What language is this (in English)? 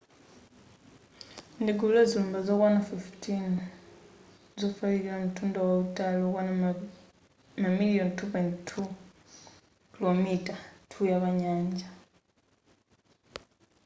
Nyanja